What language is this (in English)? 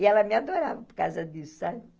Portuguese